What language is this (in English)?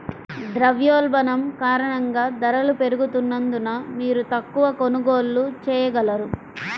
Telugu